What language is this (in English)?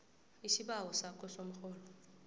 South Ndebele